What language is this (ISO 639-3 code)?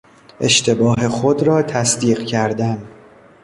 fas